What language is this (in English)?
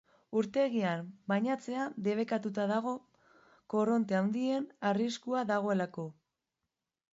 Basque